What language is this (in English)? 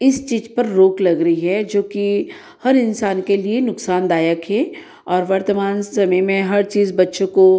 Hindi